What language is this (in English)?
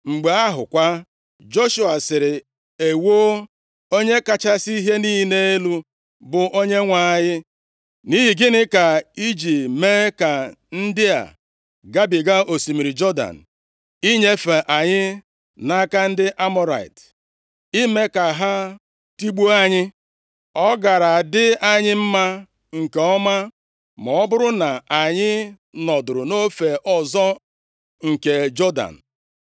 Igbo